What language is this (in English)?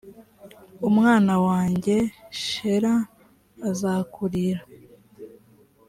Kinyarwanda